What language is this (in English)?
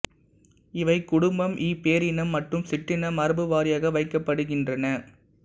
Tamil